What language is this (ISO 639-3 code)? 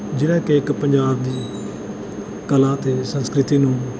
pan